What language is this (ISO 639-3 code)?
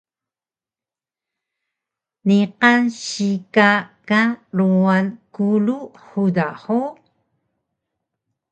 trv